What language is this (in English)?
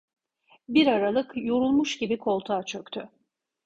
Turkish